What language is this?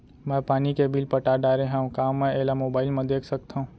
Chhattisgarhi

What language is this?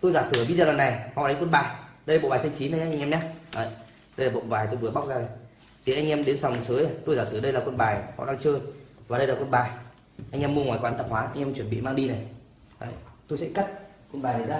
Vietnamese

